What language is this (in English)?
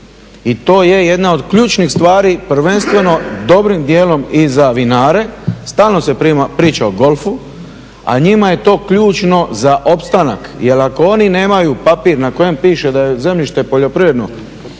Croatian